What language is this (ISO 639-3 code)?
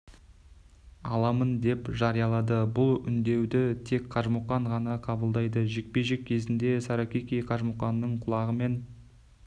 kaz